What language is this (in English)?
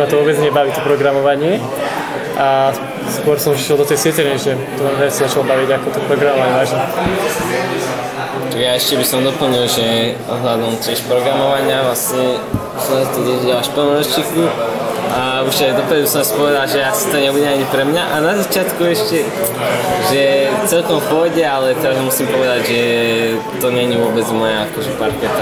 Slovak